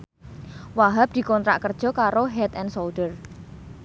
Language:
Javanese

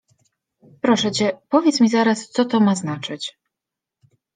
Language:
Polish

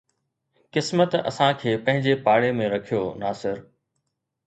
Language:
Sindhi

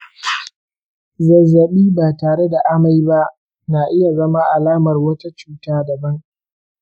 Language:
Hausa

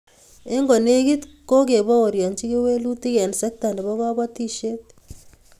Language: Kalenjin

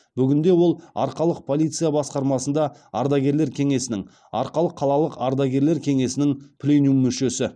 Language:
Kazakh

